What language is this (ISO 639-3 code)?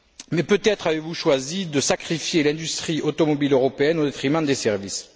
fra